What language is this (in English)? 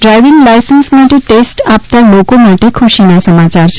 Gujarati